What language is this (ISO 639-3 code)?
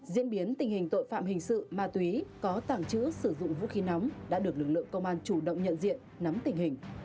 vie